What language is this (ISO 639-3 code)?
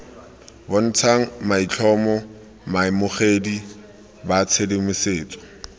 tsn